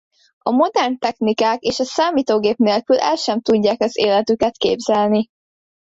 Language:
Hungarian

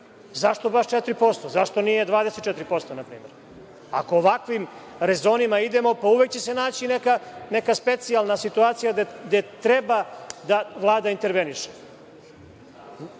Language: Serbian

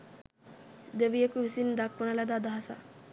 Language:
Sinhala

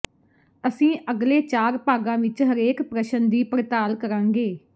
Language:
Punjabi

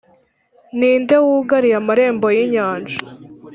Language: Kinyarwanda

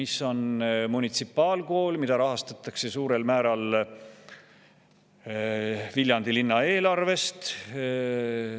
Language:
Estonian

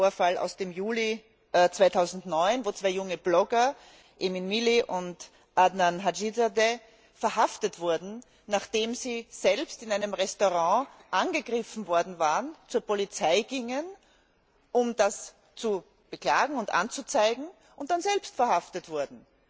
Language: German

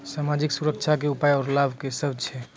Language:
Maithili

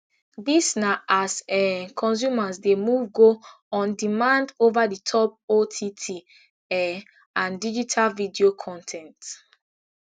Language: Nigerian Pidgin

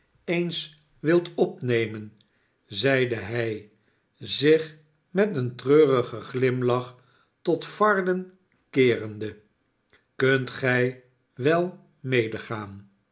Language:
Dutch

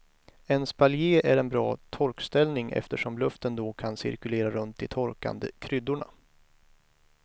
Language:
Swedish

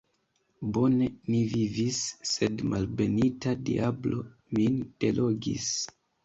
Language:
Esperanto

